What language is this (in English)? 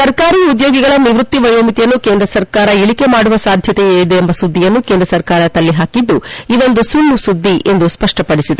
Kannada